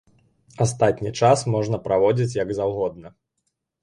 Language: Belarusian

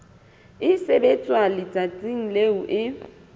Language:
Southern Sotho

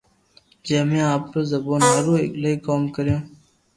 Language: Loarki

